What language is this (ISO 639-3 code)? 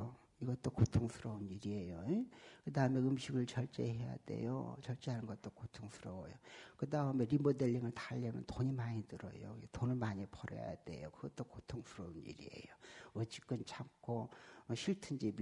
kor